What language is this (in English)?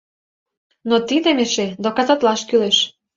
Mari